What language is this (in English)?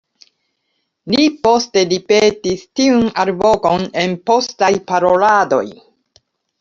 Esperanto